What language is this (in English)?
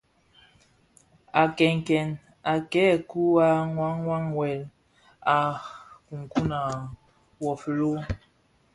Bafia